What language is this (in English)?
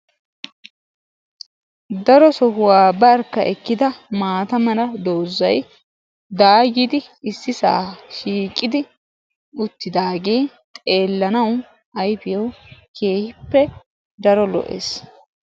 Wolaytta